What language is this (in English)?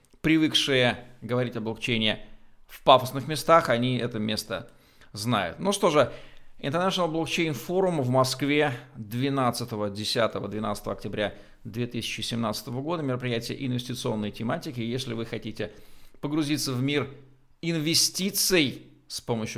Russian